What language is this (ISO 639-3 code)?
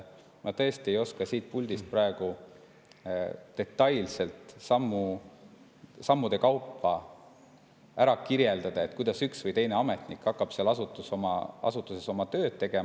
est